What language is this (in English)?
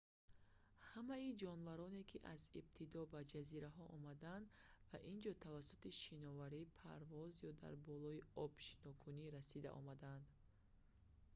Tajik